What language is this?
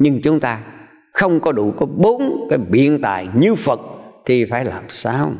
Vietnamese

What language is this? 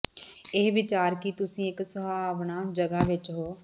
Punjabi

